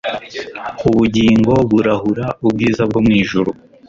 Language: Kinyarwanda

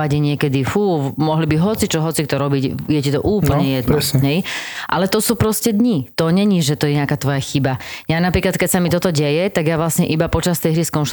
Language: Slovak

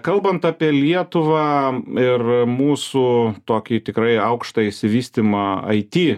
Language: Lithuanian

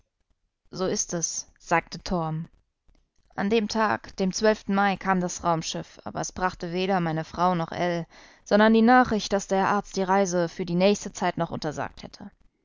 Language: German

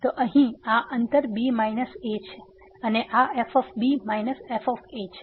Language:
Gujarati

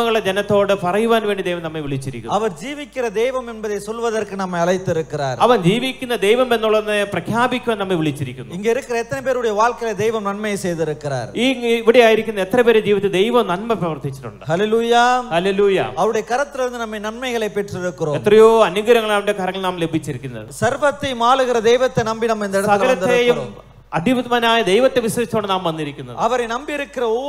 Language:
Arabic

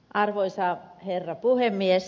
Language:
Finnish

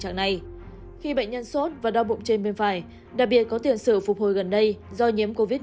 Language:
Vietnamese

